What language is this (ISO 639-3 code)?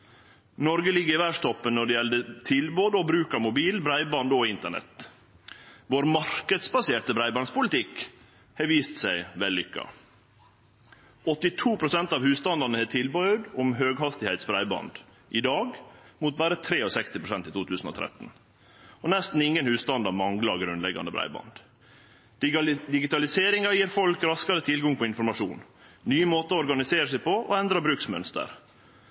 nno